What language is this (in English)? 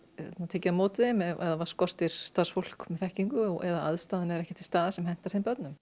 Icelandic